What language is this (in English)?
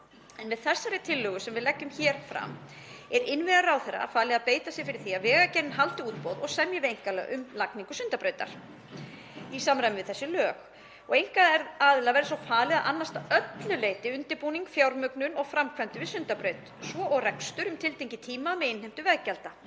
Icelandic